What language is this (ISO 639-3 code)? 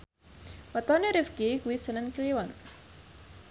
jav